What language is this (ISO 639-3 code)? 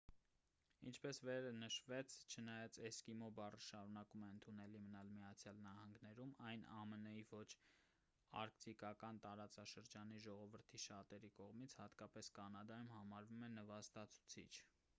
hye